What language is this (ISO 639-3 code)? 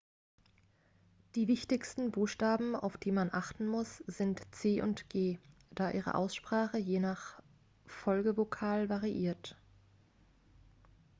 deu